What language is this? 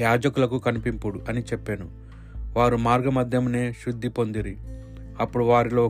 Telugu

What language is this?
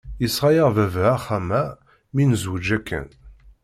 Kabyle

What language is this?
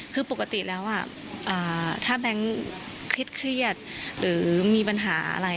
Thai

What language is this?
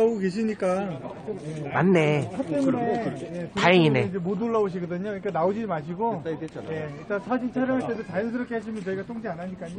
Korean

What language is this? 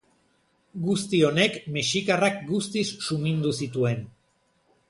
Basque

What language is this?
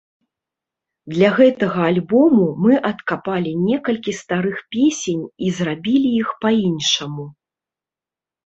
Belarusian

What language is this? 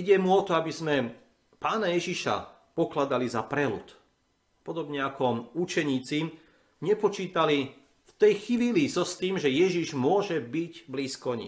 Slovak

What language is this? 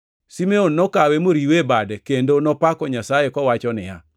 Luo (Kenya and Tanzania)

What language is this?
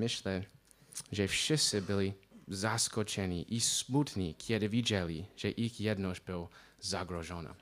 Polish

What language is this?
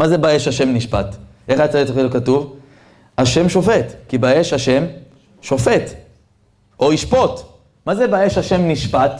Hebrew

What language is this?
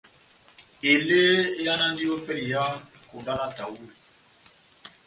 Batanga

